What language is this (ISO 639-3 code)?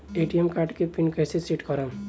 bho